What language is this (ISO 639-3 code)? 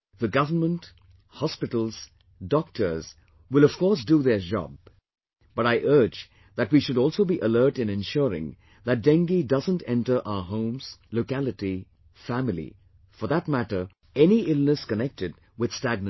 eng